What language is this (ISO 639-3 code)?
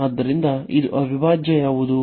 kan